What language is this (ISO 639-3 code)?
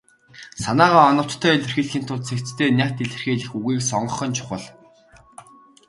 mon